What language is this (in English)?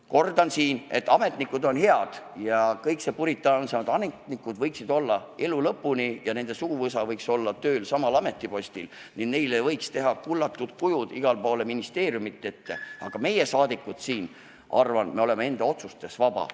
Estonian